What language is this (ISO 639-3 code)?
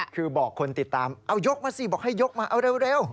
tha